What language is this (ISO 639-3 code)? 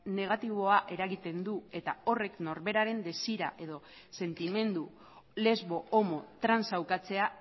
eus